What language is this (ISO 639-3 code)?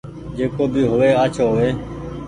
gig